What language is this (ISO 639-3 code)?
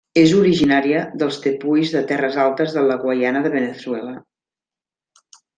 cat